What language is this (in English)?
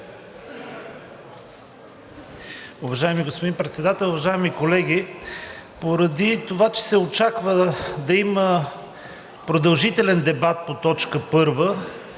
Bulgarian